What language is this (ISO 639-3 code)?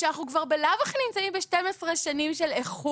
heb